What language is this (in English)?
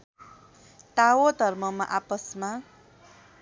Nepali